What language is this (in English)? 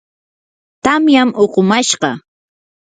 Yanahuanca Pasco Quechua